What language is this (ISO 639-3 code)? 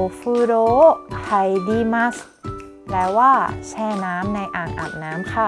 tha